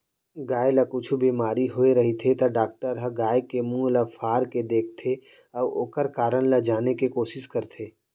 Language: Chhattisgarhi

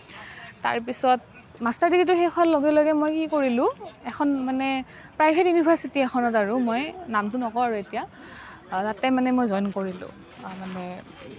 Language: Assamese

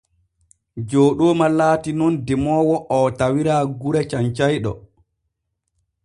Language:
Borgu Fulfulde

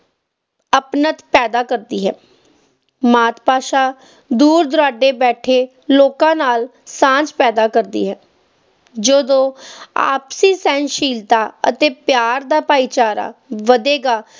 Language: Punjabi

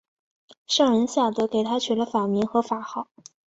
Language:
Chinese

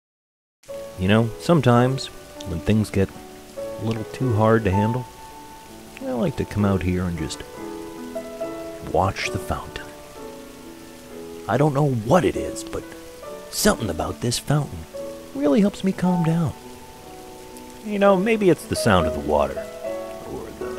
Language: English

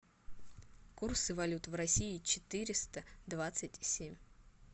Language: Russian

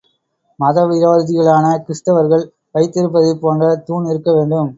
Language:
Tamil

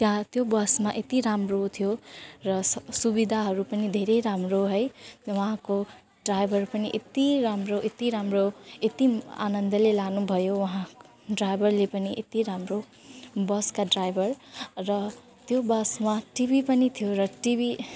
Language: Nepali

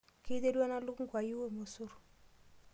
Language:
Masai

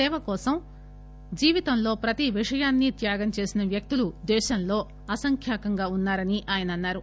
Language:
Telugu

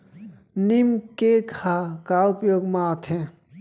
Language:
Chhattisgarhi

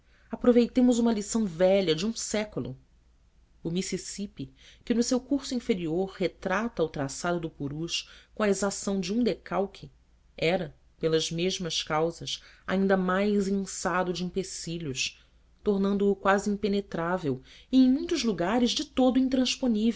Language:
Portuguese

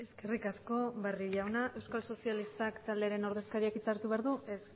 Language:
Basque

